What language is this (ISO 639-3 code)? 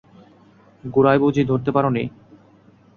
ben